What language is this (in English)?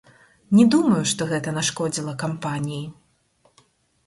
Belarusian